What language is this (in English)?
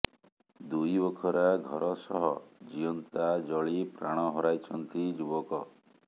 Odia